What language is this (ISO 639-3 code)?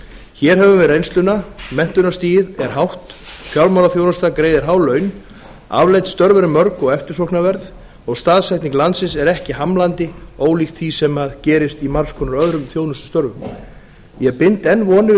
isl